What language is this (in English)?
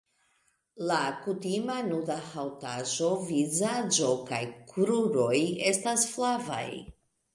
Esperanto